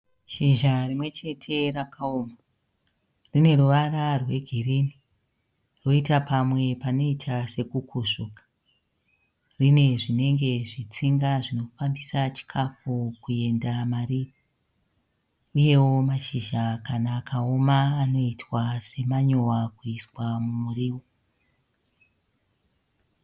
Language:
Shona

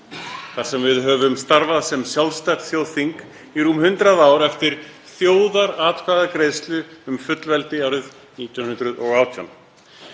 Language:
Icelandic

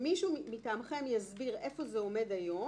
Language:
Hebrew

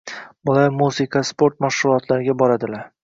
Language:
Uzbek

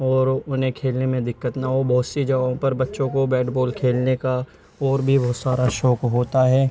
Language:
Urdu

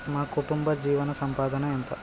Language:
Telugu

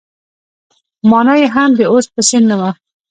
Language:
Pashto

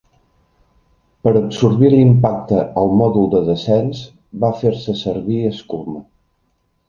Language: Catalan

